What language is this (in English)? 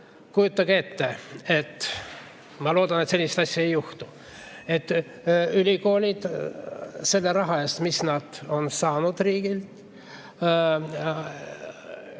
Estonian